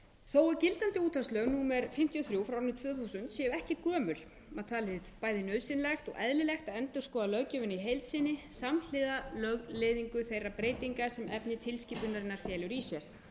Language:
Icelandic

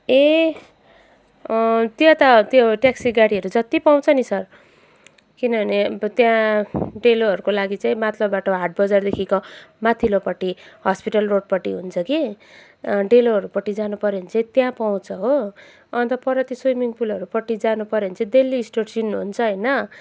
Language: Nepali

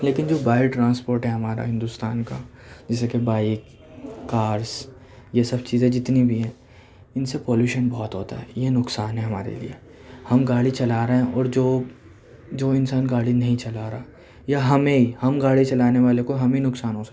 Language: Urdu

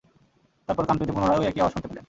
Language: Bangla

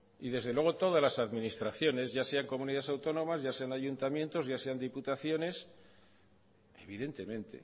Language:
Spanish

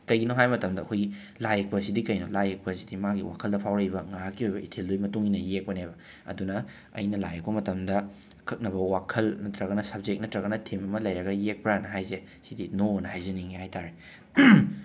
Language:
Manipuri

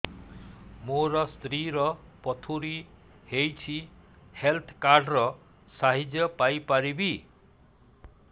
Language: Odia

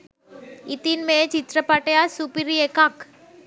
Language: Sinhala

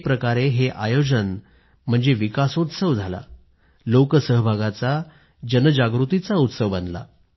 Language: Marathi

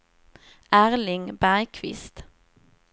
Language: Swedish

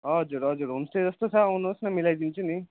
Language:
Nepali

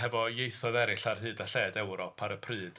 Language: Welsh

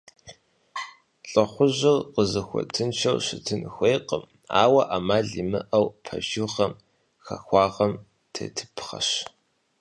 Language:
Kabardian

